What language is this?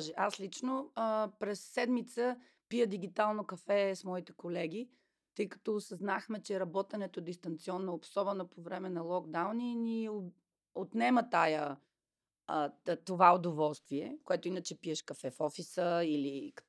Bulgarian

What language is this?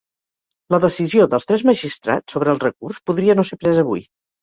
Catalan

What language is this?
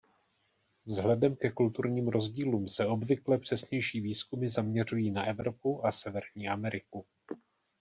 Czech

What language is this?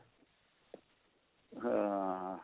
Punjabi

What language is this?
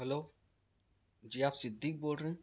Urdu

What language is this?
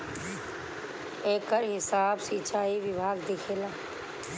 Bhojpuri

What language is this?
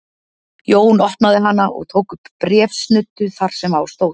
Icelandic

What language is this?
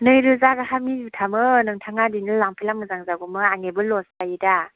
Bodo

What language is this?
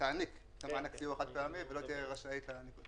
Hebrew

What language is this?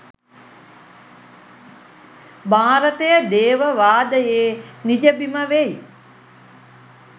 Sinhala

